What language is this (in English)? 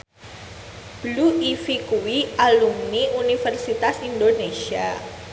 Javanese